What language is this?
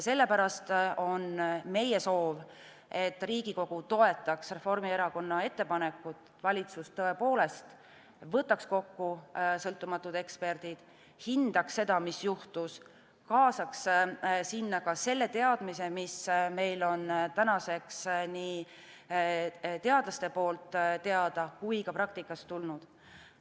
Estonian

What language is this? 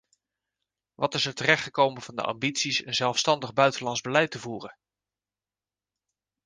Dutch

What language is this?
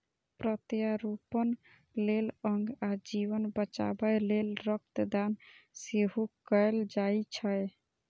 Maithili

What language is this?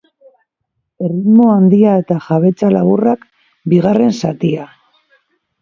Basque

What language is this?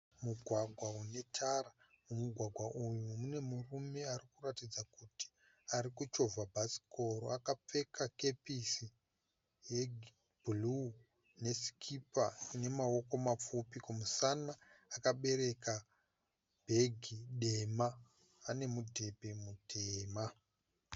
Shona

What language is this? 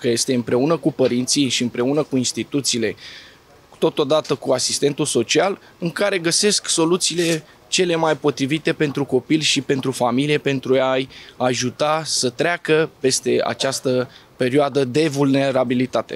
Romanian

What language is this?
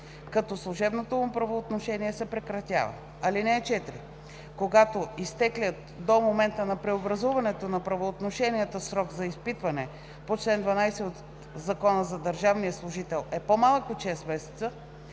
Bulgarian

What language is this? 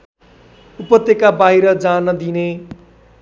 Nepali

